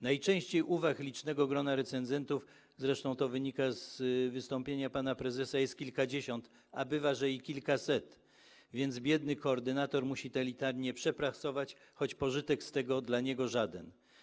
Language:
Polish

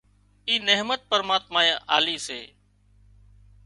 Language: Wadiyara Koli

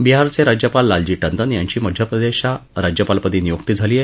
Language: Marathi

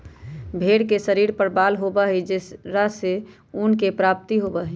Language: Magahi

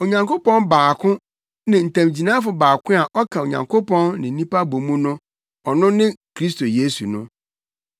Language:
Akan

